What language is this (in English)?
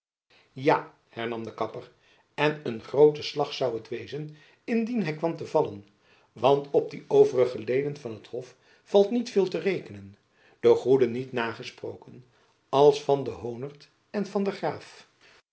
Dutch